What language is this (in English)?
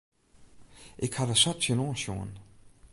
Western Frisian